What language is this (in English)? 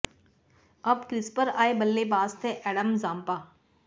Hindi